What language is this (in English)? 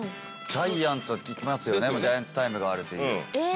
Japanese